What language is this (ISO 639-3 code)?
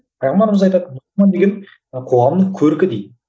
kaz